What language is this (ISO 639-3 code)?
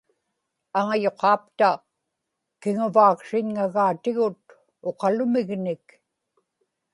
ipk